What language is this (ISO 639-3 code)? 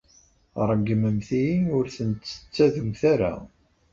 kab